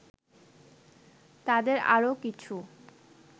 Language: Bangla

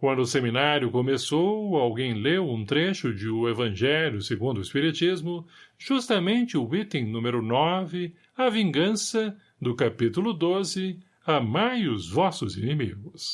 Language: Portuguese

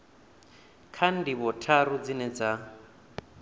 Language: Venda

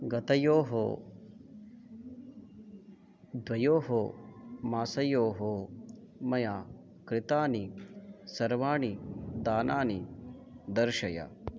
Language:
Sanskrit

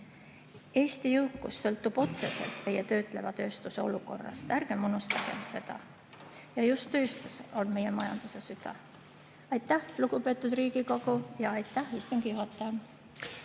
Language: Estonian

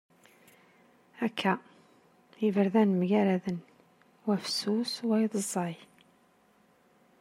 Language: Kabyle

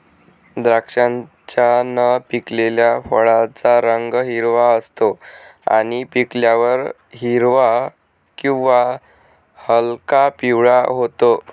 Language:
Marathi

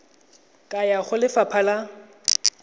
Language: Tswana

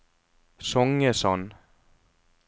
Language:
Norwegian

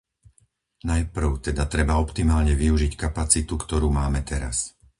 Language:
Slovak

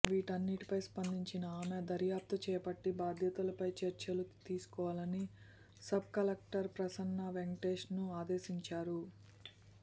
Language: Telugu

